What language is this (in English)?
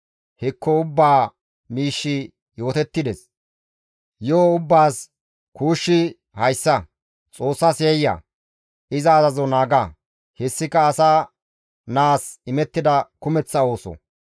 Gamo